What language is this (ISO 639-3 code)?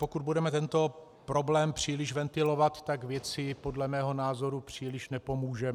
ces